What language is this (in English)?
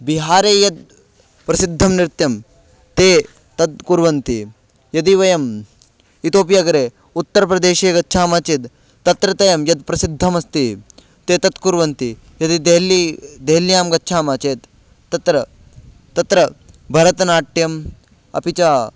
Sanskrit